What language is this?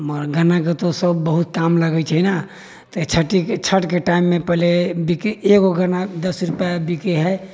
Maithili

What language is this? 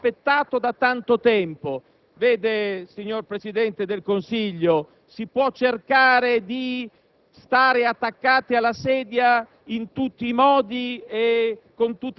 Italian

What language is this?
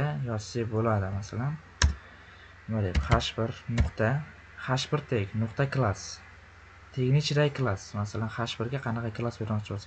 Uzbek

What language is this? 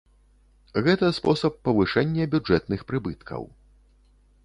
Belarusian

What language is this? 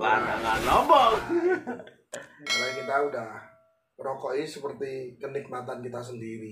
Indonesian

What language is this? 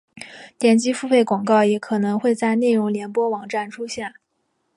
Chinese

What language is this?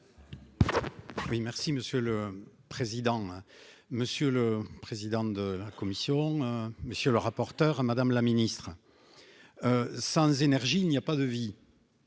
French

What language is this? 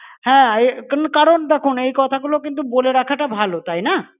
Bangla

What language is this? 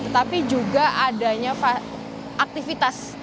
Indonesian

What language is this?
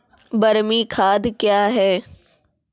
Maithili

